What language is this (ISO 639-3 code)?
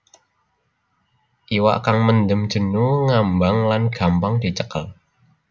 jav